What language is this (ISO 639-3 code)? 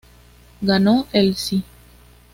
spa